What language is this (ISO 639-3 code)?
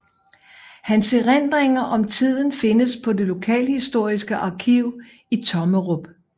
dan